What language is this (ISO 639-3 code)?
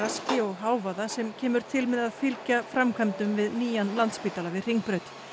isl